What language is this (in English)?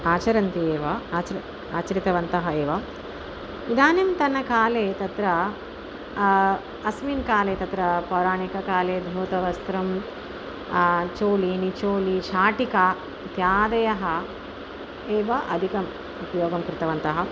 Sanskrit